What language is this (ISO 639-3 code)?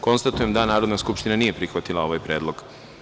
srp